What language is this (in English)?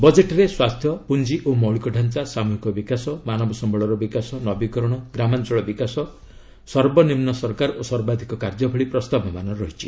Odia